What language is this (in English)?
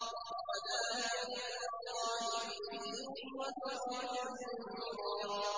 Arabic